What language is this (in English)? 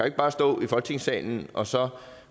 Danish